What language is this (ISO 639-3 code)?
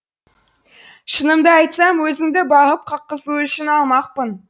kaz